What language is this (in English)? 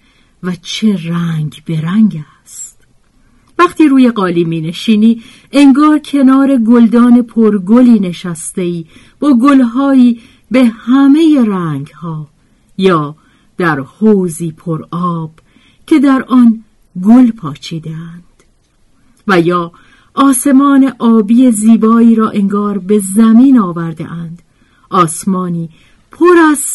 Persian